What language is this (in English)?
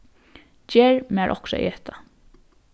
Faroese